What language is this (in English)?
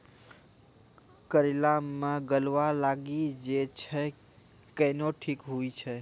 Maithili